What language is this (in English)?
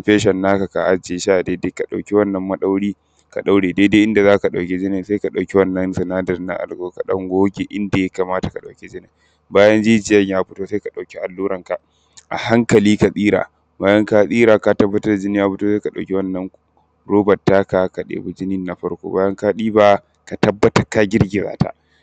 Hausa